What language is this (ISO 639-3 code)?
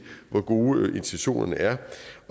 dan